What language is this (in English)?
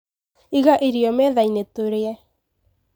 Kikuyu